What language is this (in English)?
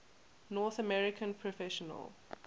English